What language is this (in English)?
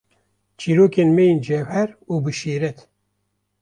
Kurdish